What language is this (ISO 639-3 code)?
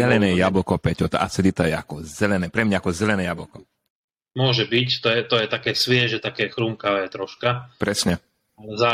slk